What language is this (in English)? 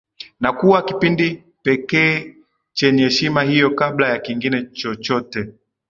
Swahili